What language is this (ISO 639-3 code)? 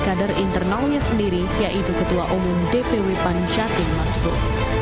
ind